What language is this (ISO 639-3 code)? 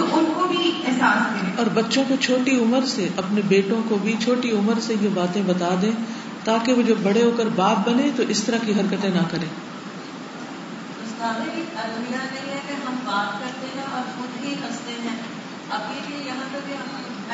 urd